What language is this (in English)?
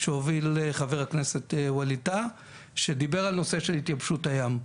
Hebrew